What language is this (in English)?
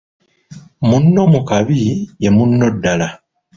Ganda